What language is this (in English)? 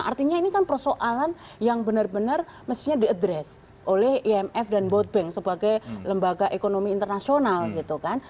Indonesian